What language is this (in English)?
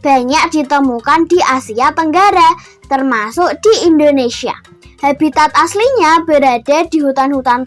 Indonesian